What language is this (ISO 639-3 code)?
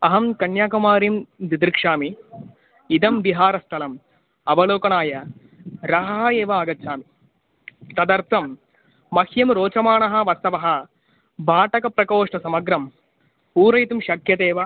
san